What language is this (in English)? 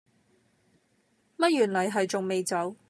Cantonese